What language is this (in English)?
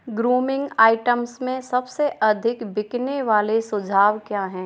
Hindi